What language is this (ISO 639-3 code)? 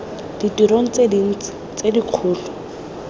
tsn